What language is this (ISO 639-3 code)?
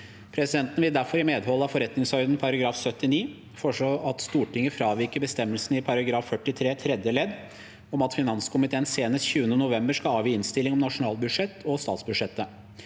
nor